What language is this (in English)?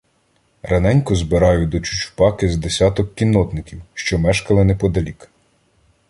Ukrainian